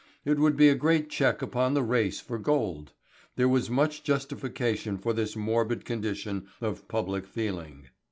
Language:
English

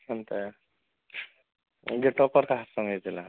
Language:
Odia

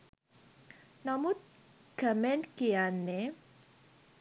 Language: Sinhala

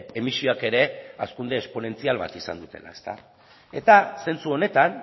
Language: Basque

